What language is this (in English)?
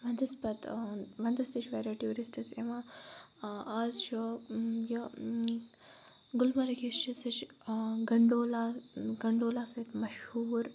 Kashmiri